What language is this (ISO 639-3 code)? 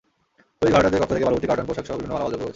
ben